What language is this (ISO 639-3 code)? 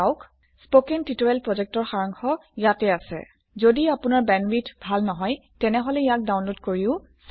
asm